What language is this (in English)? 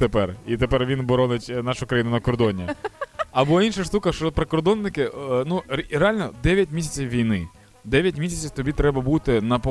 Ukrainian